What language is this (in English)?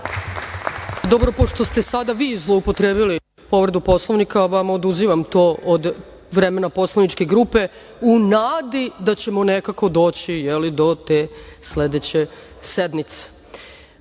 Serbian